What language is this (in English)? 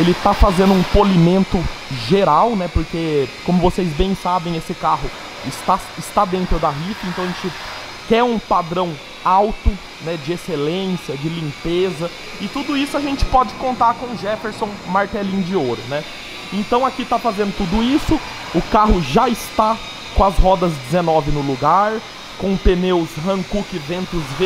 Portuguese